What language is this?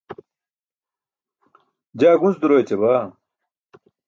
Burushaski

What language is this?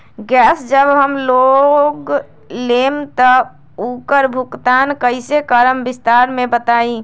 Magahi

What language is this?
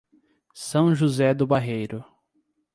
Portuguese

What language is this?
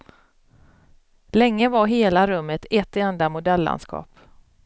Swedish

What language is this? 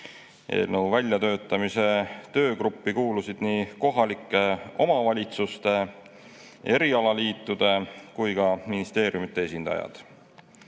Estonian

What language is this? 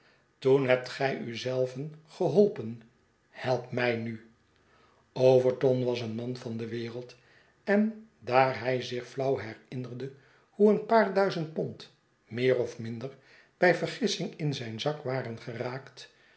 Dutch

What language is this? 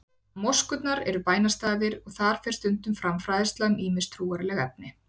Icelandic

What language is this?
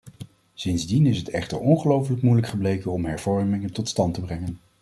Dutch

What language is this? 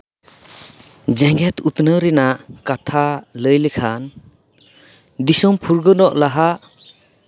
Santali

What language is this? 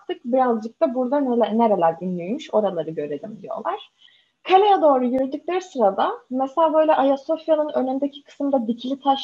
Turkish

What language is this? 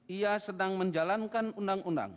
Indonesian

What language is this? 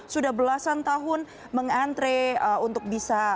Indonesian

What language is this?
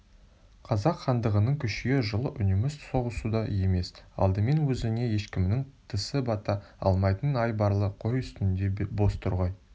Kazakh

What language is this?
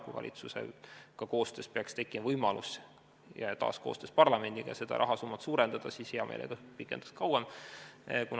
Estonian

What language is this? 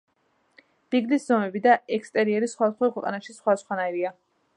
Georgian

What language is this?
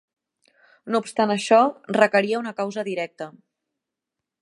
Catalan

